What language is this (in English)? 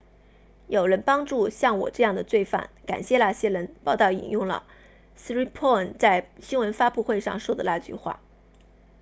Chinese